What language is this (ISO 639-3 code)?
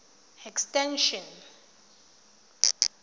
tsn